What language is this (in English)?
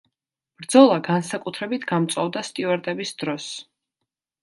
Georgian